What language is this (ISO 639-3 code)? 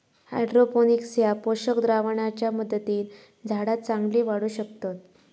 mar